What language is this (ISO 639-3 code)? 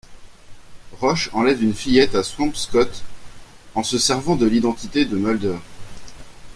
fra